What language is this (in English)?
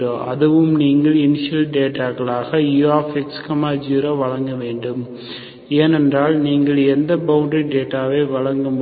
Tamil